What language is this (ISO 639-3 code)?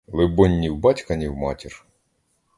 ukr